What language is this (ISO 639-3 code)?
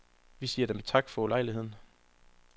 dan